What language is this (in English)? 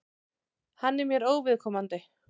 Icelandic